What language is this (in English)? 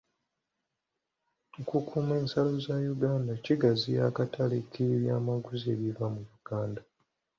Ganda